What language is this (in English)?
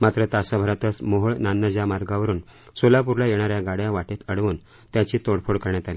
Marathi